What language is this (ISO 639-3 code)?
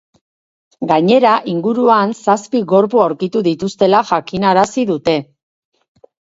eus